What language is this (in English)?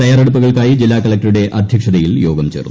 Malayalam